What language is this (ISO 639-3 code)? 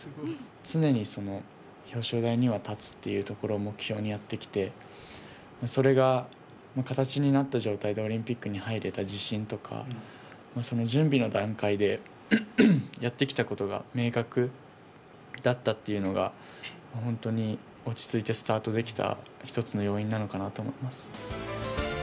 jpn